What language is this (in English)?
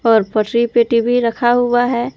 Hindi